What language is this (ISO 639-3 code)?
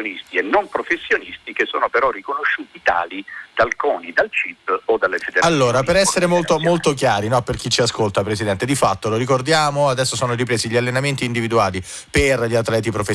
ita